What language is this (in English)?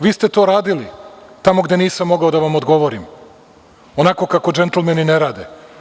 Serbian